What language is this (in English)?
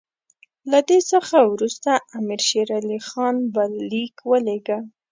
Pashto